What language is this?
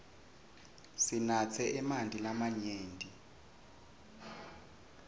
Swati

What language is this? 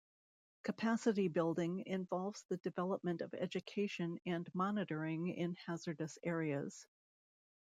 English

